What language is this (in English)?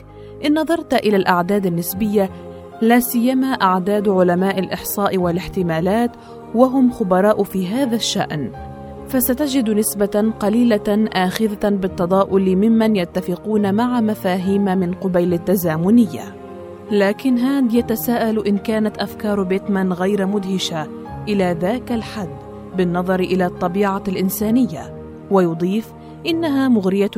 Arabic